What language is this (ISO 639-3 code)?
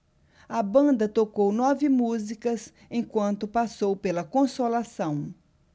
por